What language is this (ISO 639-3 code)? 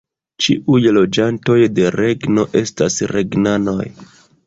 epo